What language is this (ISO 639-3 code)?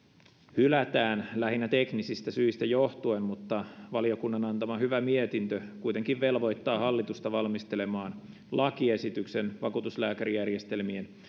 fin